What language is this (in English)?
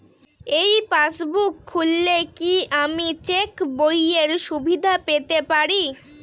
Bangla